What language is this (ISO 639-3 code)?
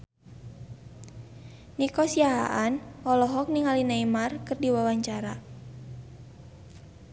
sun